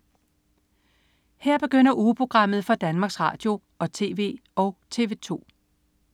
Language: Danish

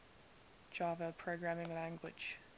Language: English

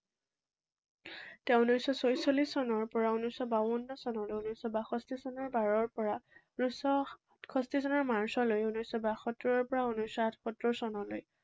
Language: Assamese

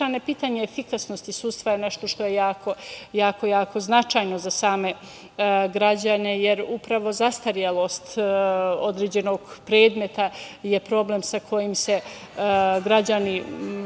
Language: Serbian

